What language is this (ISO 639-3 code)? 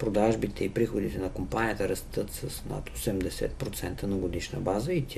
bul